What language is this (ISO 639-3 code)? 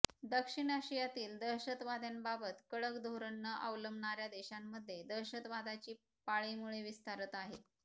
mar